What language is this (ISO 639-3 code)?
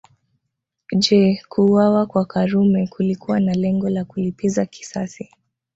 swa